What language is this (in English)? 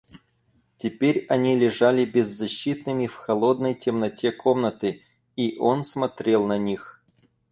Russian